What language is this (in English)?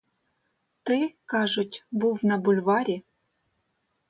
Ukrainian